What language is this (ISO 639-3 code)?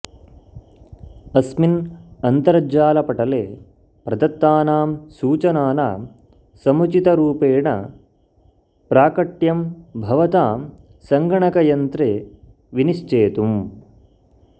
san